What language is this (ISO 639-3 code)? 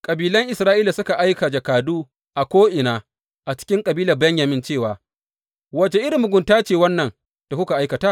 hau